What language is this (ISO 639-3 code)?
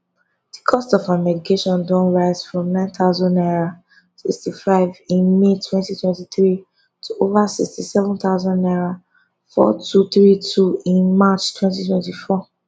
pcm